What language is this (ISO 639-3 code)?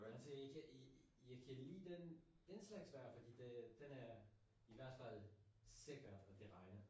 dan